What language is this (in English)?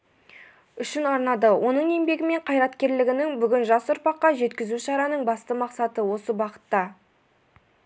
Kazakh